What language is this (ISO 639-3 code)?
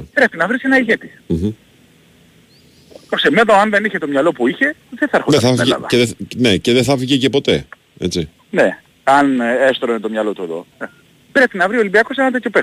ell